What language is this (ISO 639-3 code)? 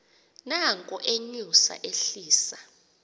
xho